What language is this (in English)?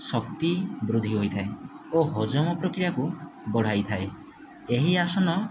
Odia